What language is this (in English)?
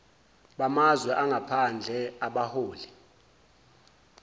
Zulu